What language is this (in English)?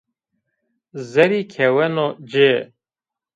Zaza